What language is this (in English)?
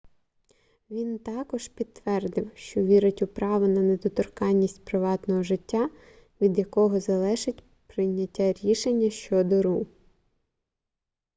Ukrainian